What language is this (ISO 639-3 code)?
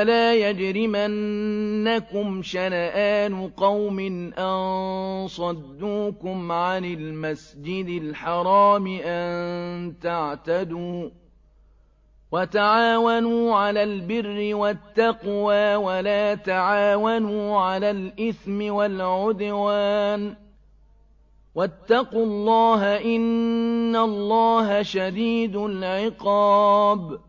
ara